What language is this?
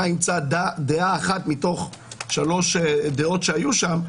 Hebrew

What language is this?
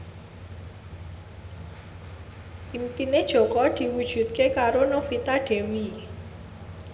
Javanese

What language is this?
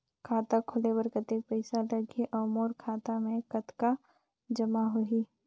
Chhattisgarhi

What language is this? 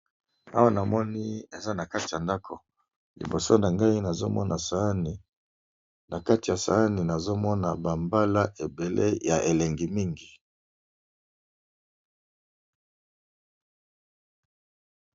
Lingala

